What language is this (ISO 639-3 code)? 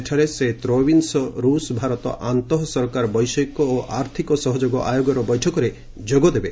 ori